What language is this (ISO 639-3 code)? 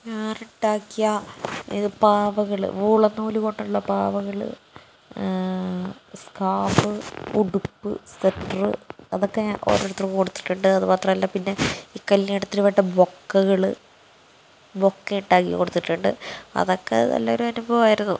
mal